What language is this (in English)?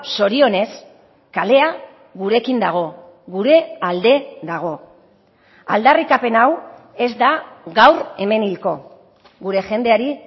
Basque